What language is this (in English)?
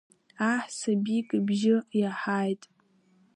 Abkhazian